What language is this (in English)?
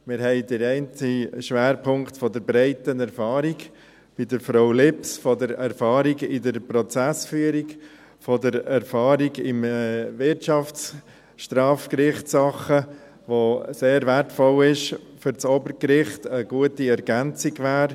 Swiss German